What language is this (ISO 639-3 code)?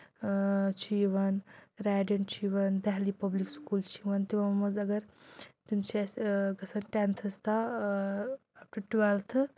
kas